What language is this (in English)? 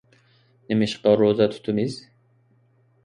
Uyghur